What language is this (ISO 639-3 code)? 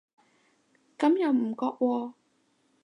yue